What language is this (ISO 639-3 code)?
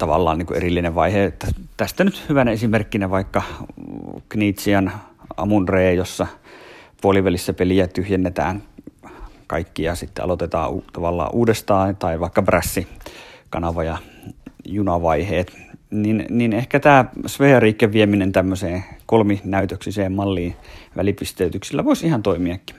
fin